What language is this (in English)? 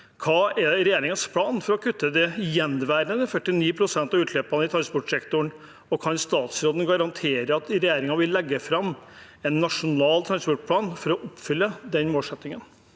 Norwegian